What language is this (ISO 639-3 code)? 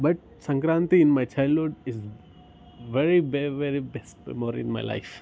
tel